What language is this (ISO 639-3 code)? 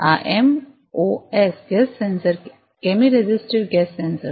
guj